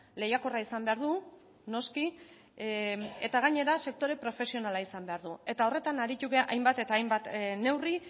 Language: Basque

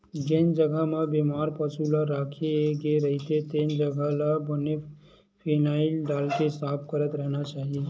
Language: Chhattisgarhi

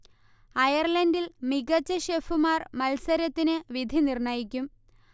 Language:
Malayalam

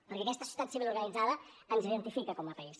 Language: Catalan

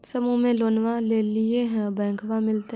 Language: Magahi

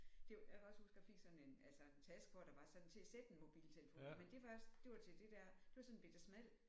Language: Danish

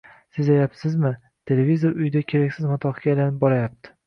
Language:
Uzbek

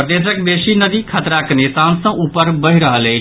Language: Maithili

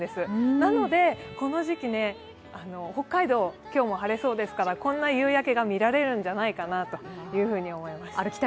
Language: Japanese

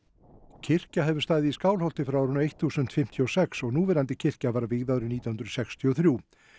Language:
Icelandic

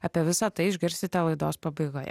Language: Lithuanian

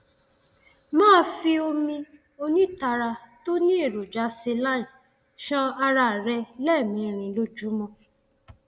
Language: Yoruba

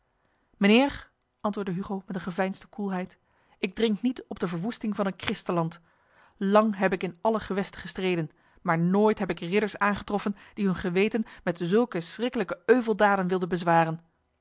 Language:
Dutch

